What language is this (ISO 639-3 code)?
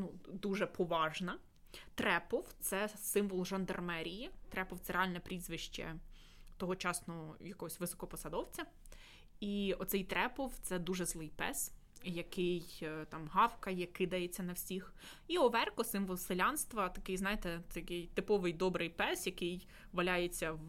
ukr